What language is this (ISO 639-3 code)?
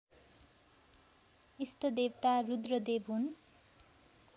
nep